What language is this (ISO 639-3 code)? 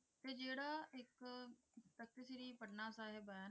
pan